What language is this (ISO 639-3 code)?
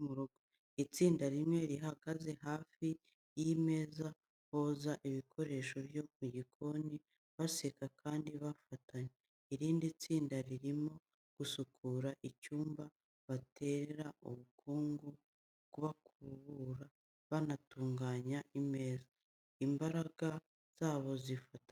kin